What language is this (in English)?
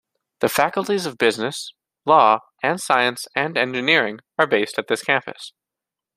English